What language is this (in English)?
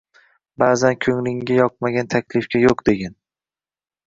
Uzbek